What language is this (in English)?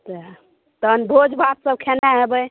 Maithili